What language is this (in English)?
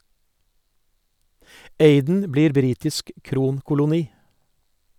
Norwegian